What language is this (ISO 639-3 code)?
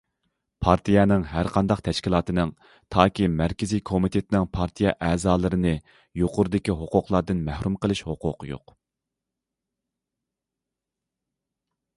uig